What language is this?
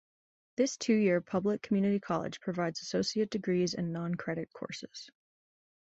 English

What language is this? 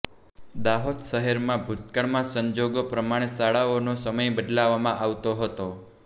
Gujarati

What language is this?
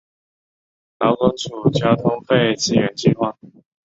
Chinese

